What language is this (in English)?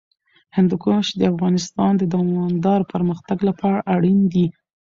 Pashto